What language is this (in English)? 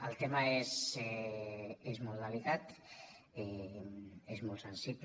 Catalan